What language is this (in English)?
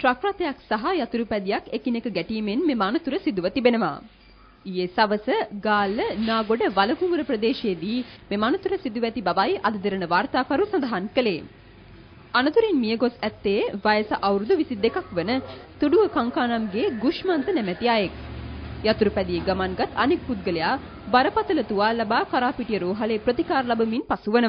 Norwegian